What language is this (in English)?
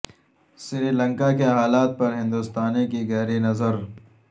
Urdu